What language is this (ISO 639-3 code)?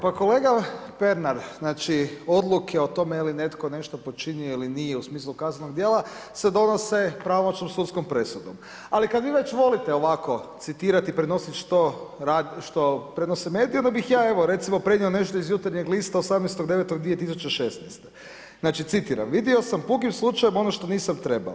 hrv